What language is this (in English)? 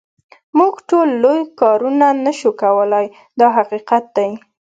Pashto